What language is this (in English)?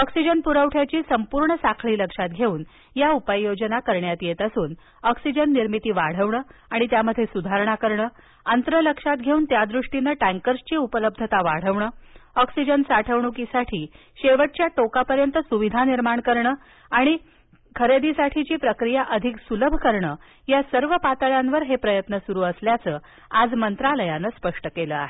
Marathi